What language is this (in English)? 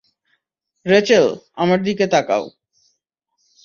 Bangla